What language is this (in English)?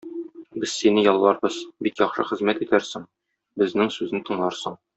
Tatar